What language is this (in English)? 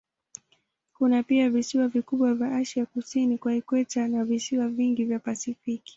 Swahili